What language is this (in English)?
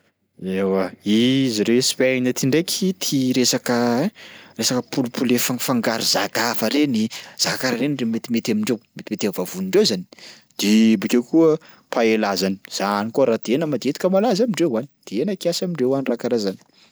Sakalava Malagasy